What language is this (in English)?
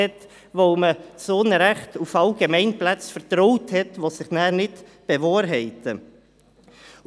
Swiss German